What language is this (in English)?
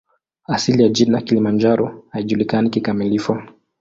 Swahili